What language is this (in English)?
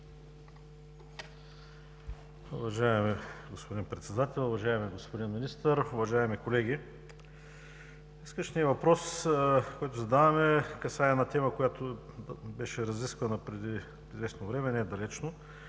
Bulgarian